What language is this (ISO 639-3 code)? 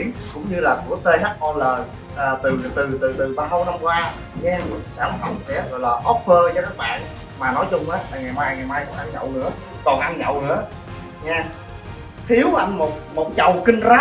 vie